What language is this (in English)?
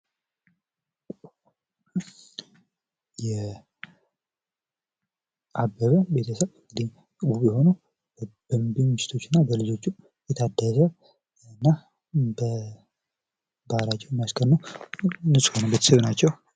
Amharic